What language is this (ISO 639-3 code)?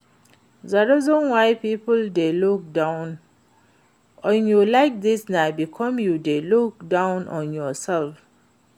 pcm